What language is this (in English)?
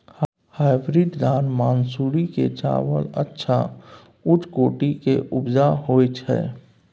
Maithili